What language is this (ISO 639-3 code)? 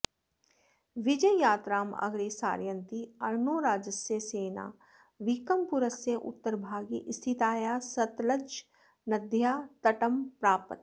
san